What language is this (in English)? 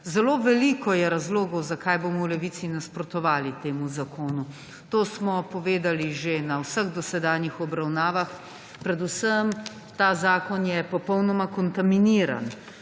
Slovenian